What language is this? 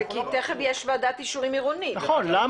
Hebrew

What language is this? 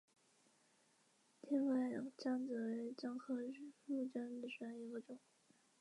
Chinese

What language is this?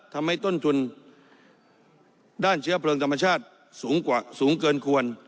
Thai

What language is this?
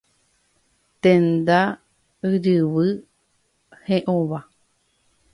Guarani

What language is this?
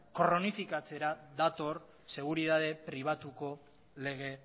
Basque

